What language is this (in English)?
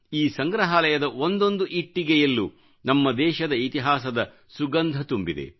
Kannada